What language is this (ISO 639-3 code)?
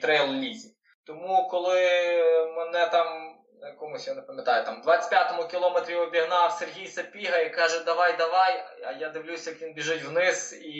ukr